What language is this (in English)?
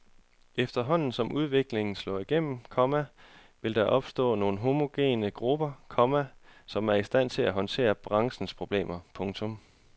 Danish